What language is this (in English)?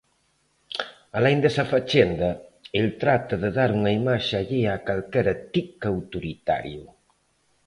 Galician